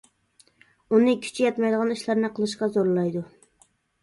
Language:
Uyghur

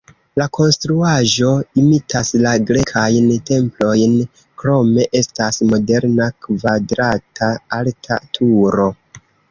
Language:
Esperanto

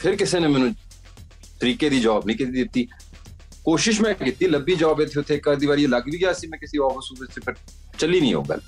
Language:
Punjabi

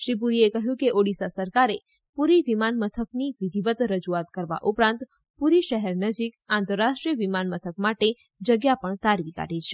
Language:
Gujarati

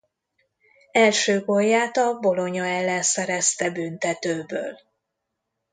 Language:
Hungarian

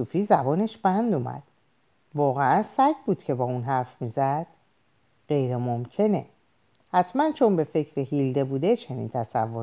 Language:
Persian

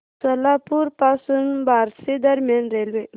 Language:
Marathi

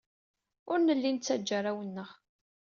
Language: Kabyle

